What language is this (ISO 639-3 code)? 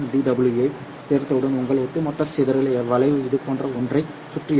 tam